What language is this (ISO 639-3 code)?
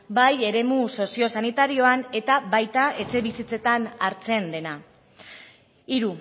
eus